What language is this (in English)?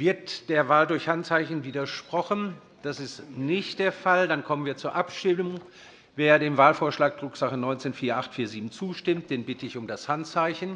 German